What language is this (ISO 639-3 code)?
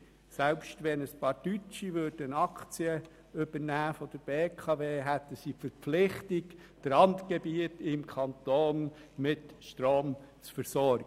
gsw